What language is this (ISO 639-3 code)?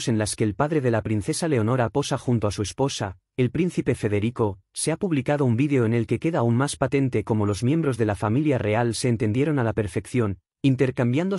spa